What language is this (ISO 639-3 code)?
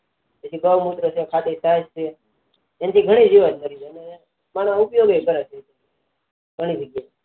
guj